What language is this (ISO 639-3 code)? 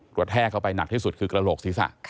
tha